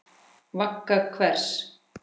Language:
Icelandic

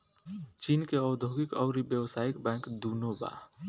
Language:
Bhojpuri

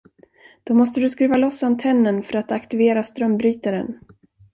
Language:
Swedish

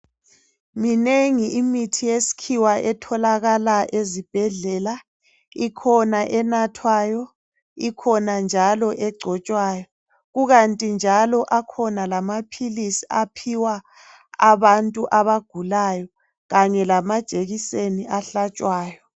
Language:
North Ndebele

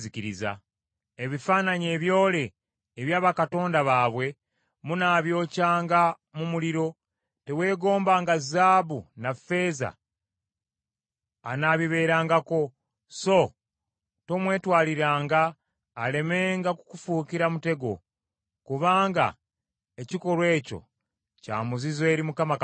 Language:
Ganda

